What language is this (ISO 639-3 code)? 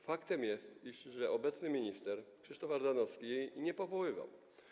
pol